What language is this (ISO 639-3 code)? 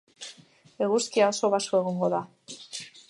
eus